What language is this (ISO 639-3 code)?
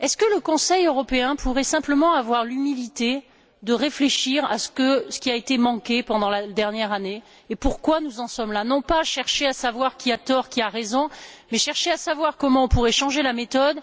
fra